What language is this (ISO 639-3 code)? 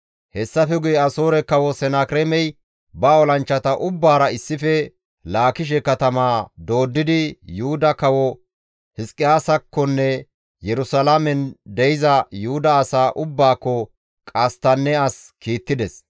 gmv